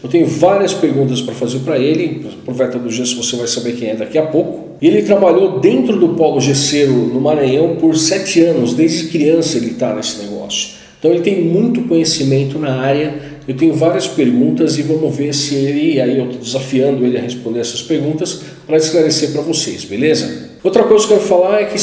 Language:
Portuguese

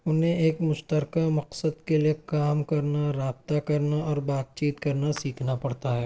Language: Urdu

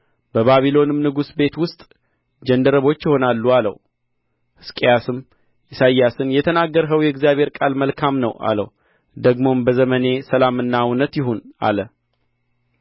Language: Amharic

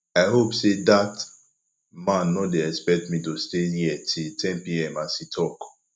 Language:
Nigerian Pidgin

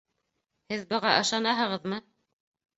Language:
Bashkir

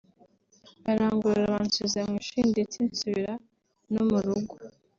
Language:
Kinyarwanda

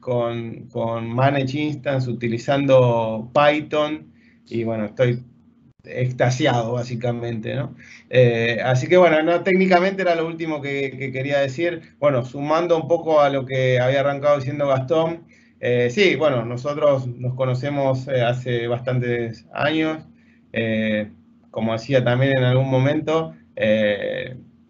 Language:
Spanish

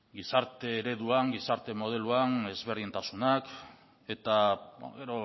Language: Basque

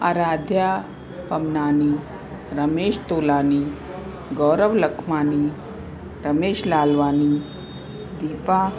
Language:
Sindhi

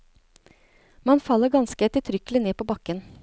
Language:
Norwegian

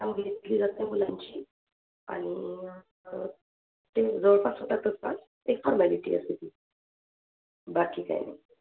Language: Marathi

